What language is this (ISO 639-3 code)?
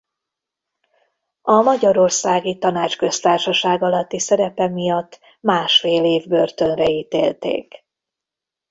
hun